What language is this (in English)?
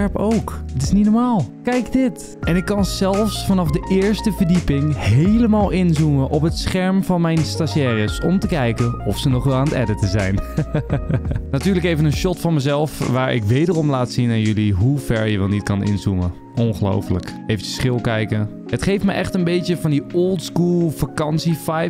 Dutch